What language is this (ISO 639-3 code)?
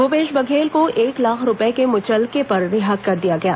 hin